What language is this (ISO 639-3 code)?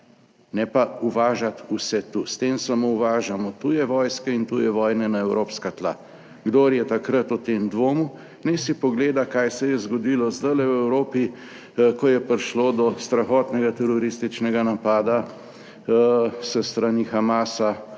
slv